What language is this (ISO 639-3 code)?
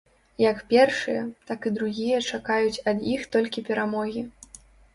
bel